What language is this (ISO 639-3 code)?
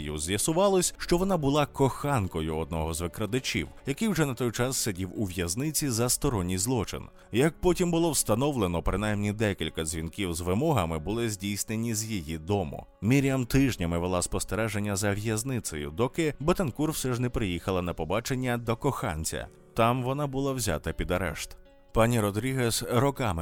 ukr